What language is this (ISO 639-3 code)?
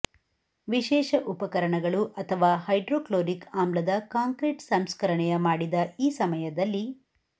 kan